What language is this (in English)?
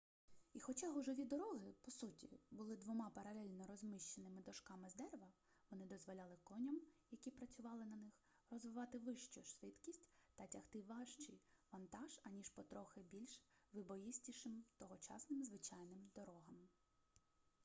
Ukrainian